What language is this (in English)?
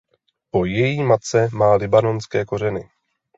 Czech